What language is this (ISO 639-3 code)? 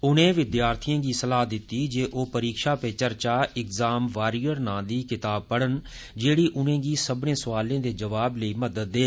doi